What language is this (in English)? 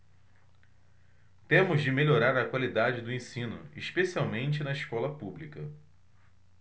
Portuguese